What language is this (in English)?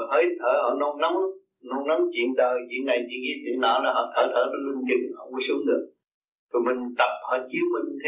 Vietnamese